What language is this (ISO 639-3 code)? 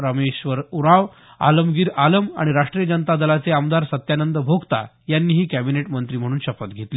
mar